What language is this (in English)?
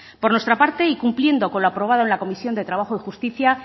Spanish